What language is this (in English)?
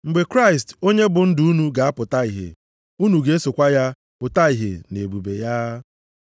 Igbo